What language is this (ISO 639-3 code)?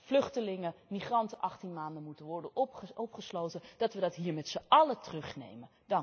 nld